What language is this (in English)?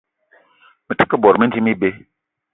Eton (Cameroon)